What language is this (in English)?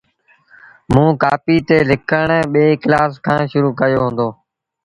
Sindhi Bhil